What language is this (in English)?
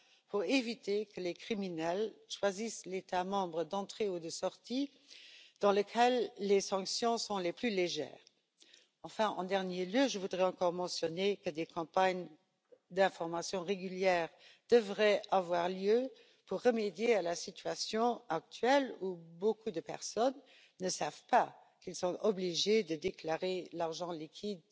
French